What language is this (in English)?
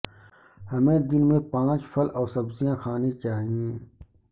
Urdu